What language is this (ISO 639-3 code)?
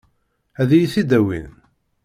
kab